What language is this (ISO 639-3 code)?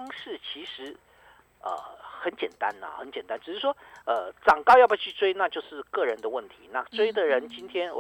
zho